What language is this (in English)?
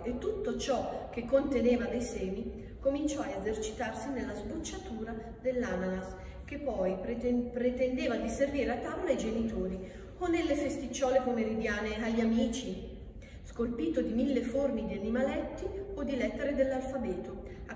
Italian